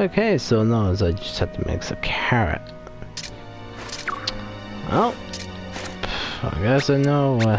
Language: English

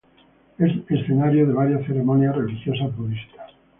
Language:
Spanish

